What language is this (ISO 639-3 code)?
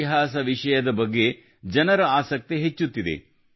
kan